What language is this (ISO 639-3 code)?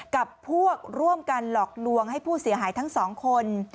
tha